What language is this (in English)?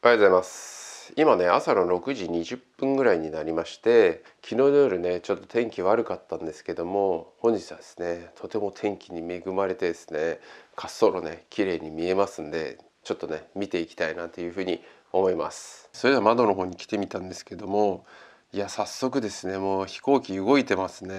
Japanese